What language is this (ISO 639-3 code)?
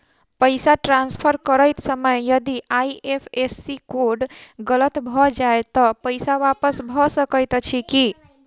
mai